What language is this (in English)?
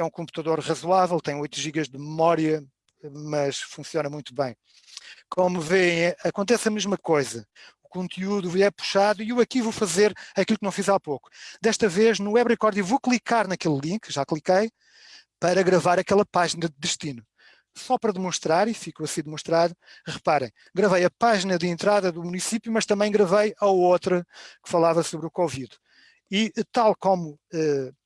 Portuguese